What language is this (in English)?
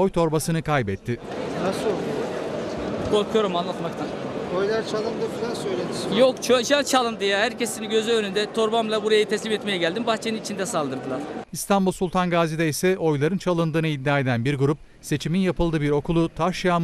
Turkish